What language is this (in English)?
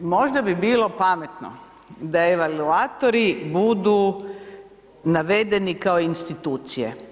Croatian